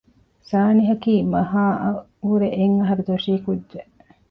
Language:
Divehi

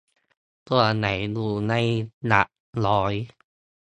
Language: Thai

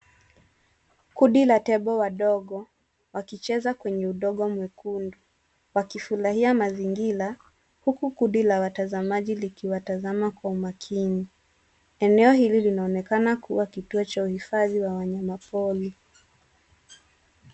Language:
Swahili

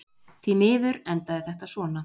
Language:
Icelandic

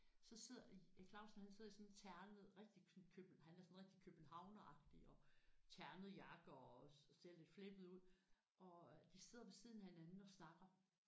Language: Danish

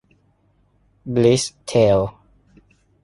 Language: Thai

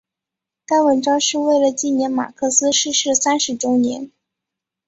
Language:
Chinese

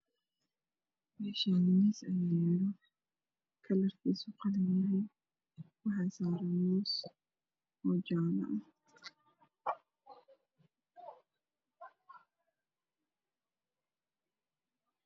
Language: Somali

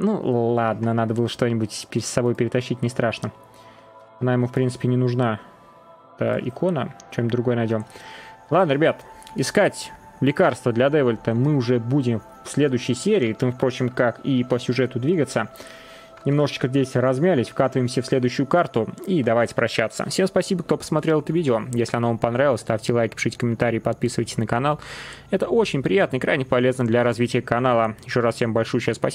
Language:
Russian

